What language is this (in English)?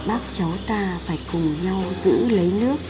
Vietnamese